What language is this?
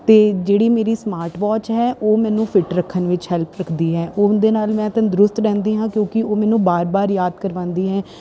Punjabi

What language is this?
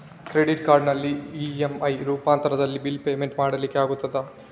Kannada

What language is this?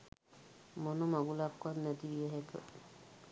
Sinhala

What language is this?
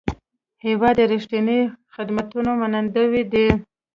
Pashto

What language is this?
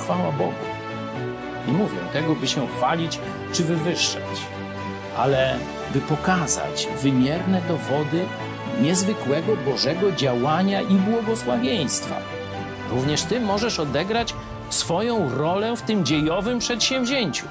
Polish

